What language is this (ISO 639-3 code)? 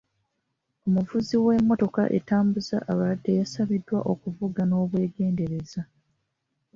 lug